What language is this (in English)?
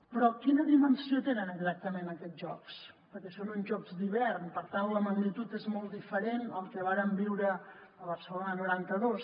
Catalan